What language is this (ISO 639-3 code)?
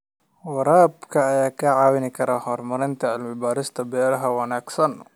som